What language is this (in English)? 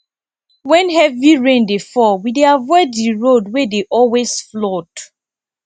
Nigerian Pidgin